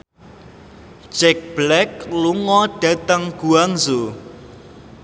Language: Javanese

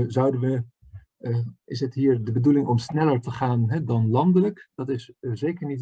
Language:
Dutch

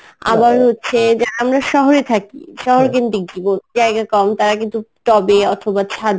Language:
Bangla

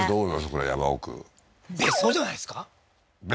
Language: Japanese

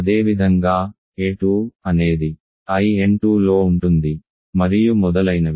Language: Telugu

